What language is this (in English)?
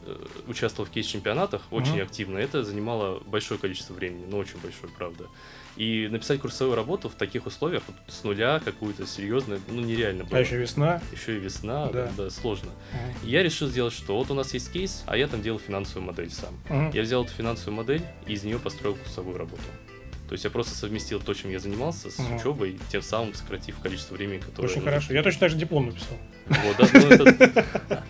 Russian